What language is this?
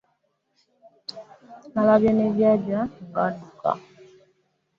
Ganda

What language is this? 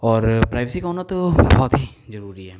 Hindi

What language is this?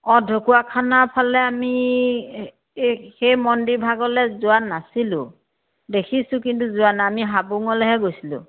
Assamese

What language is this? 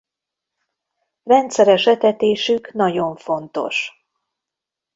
Hungarian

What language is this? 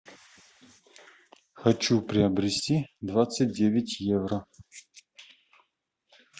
Russian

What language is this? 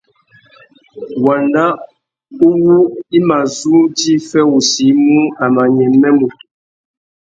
Tuki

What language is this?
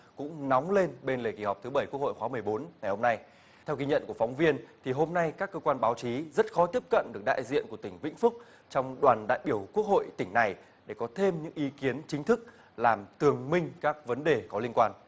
Vietnamese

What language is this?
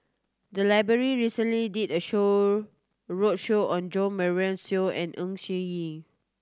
English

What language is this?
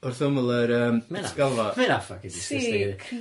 Welsh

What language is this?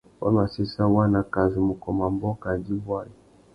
Tuki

